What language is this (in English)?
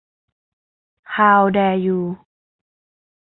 Thai